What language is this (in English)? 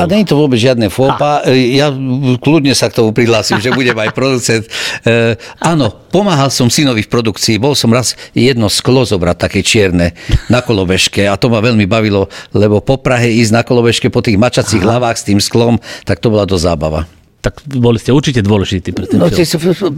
Slovak